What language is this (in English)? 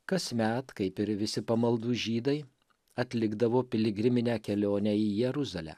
Lithuanian